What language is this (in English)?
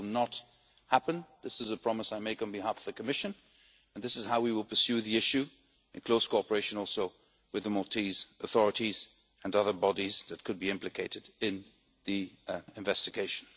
English